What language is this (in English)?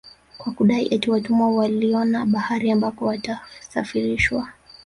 Swahili